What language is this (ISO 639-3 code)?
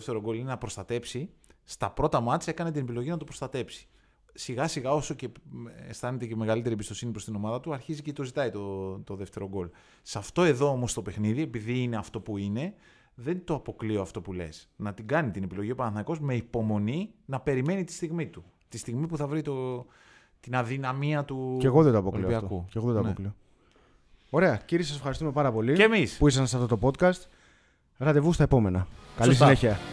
ell